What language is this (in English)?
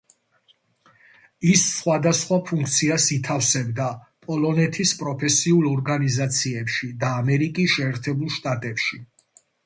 Georgian